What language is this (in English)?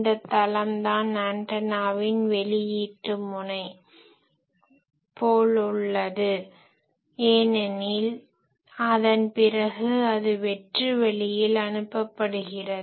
Tamil